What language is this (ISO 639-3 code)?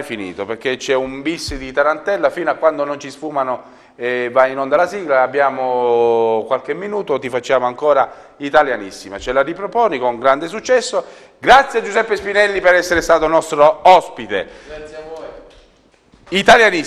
ita